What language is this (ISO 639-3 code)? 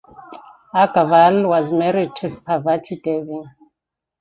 eng